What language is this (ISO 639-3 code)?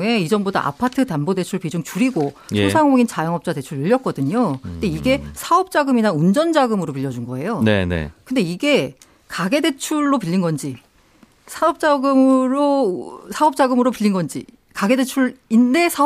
kor